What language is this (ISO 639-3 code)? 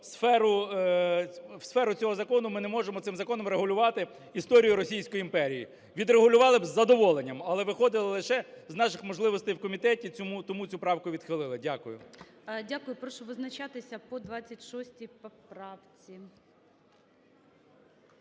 ukr